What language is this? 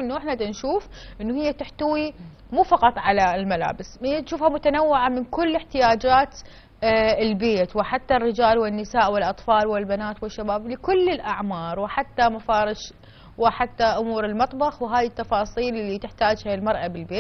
Arabic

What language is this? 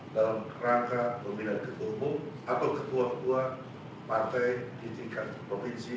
Indonesian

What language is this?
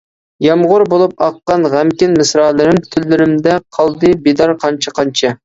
Uyghur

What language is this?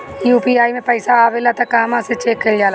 Bhojpuri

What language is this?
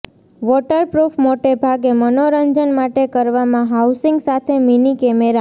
Gujarati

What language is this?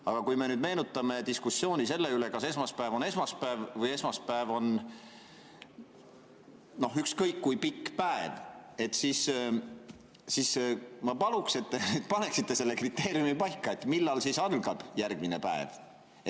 Estonian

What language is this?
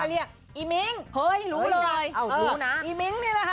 Thai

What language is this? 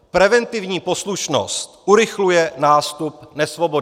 Czech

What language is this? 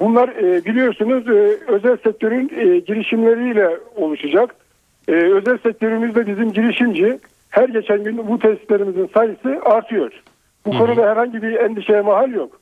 Turkish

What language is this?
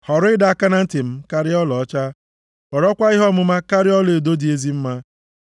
Igbo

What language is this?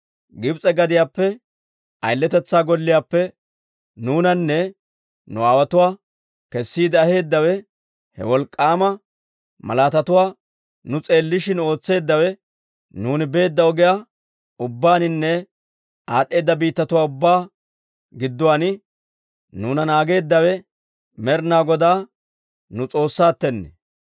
Dawro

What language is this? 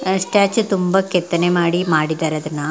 Kannada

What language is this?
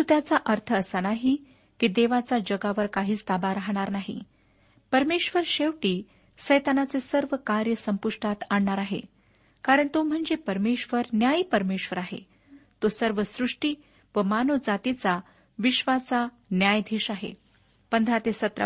Marathi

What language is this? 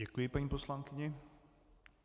Czech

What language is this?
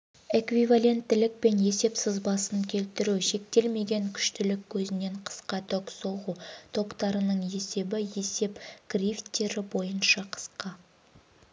Kazakh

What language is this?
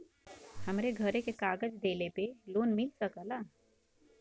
Bhojpuri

